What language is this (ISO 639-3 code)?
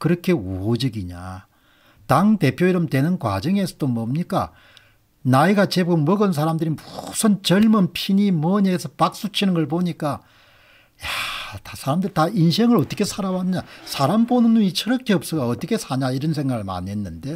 kor